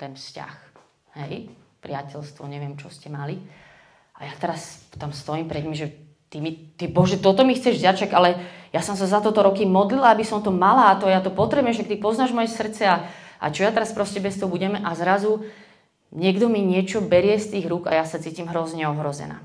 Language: Slovak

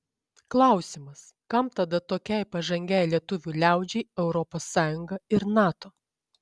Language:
Lithuanian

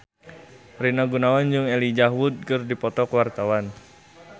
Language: Sundanese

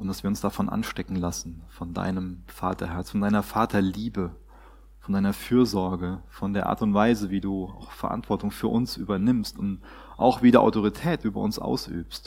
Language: German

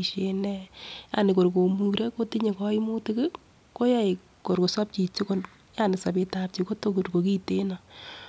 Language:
Kalenjin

